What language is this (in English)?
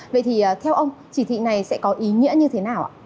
Vietnamese